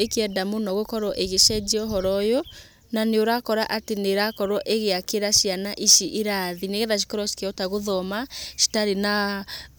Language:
Kikuyu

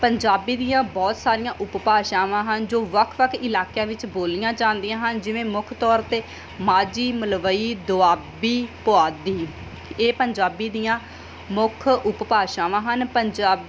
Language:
Punjabi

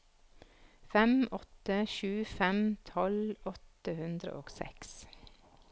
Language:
Norwegian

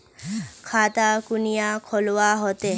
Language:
Magahi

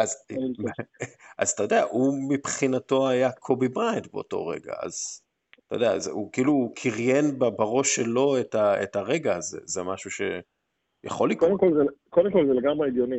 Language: Hebrew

